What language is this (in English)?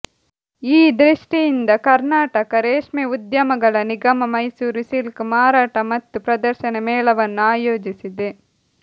Kannada